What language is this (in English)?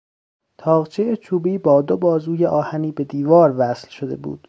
Persian